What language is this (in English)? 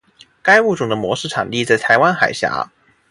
Chinese